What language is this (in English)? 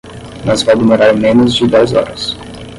Portuguese